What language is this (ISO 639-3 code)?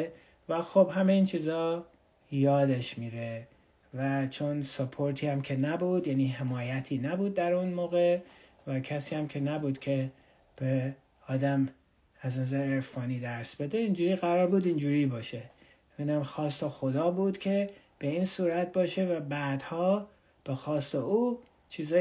fas